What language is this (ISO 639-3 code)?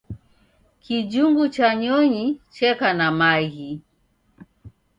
dav